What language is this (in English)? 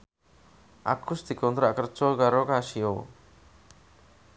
Javanese